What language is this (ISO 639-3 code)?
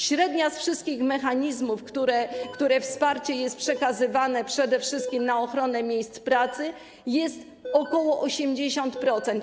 pol